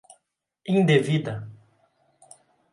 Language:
Portuguese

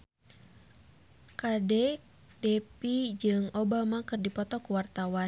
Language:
Sundanese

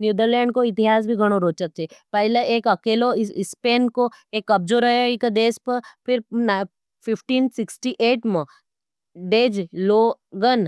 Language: Nimadi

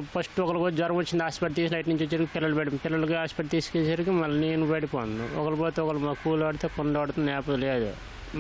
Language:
Telugu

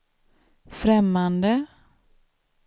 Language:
Swedish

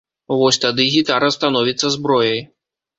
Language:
Belarusian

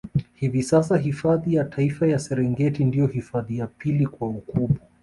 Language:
Swahili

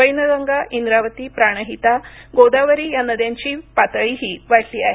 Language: Marathi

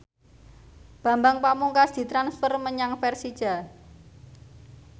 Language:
Javanese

